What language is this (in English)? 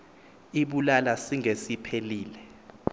Xhosa